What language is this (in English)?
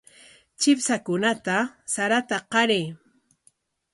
Corongo Ancash Quechua